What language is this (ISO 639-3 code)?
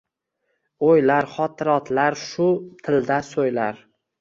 uzb